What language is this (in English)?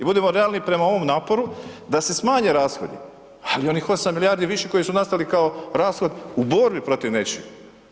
Croatian